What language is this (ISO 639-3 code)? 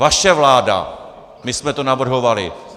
ces